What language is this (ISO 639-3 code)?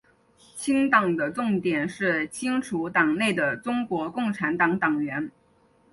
zho